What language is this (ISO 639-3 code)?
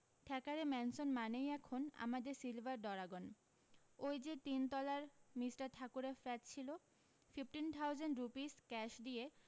ben